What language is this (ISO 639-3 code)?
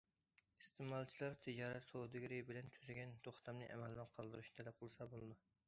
uig